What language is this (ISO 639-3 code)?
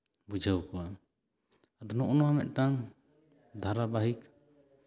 sat